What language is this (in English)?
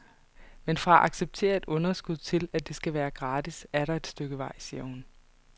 Danish